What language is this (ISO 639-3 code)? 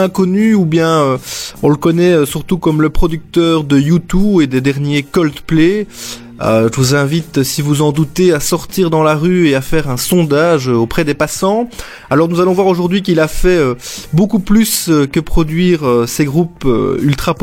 fra